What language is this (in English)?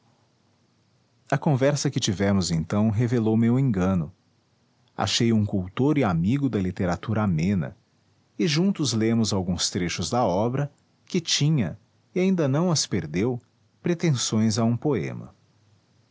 Portuguese